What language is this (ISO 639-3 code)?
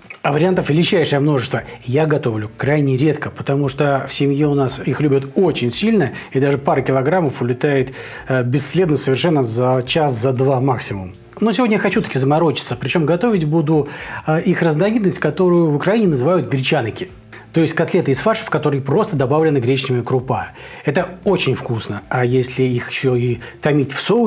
rus